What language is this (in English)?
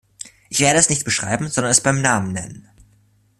German